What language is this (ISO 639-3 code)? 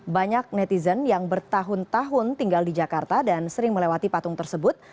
ind